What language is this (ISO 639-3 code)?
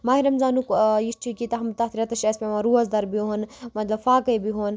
kas